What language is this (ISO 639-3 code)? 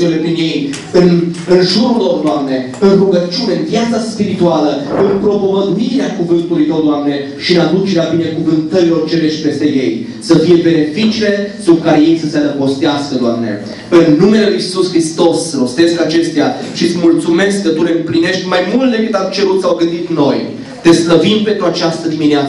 ron